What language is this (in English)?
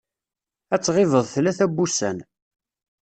Kabyle